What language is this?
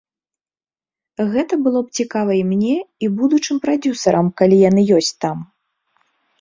Belarusian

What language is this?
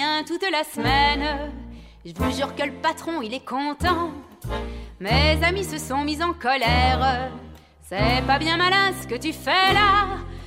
French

